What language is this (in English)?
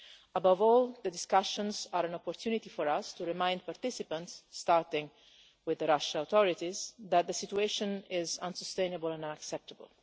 English